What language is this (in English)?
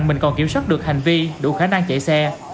Vietnamese